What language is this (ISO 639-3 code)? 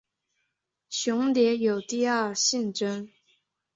zho